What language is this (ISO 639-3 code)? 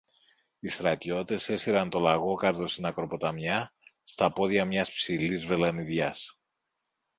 ell